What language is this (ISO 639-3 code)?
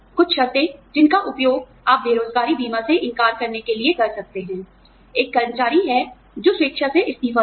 hin